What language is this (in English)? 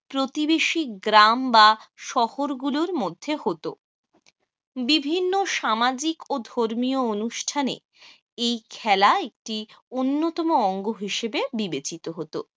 Bangla